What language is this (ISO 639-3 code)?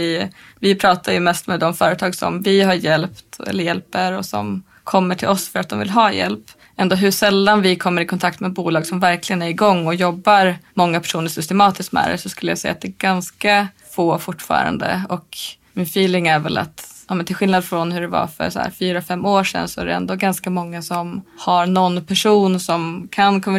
swe